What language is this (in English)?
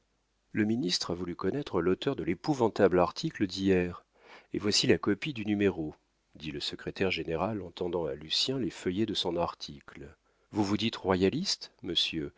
French